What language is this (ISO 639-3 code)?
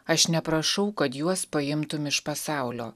lit